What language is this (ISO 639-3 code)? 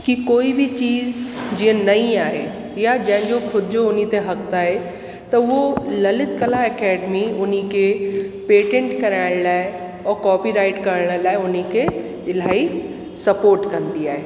snd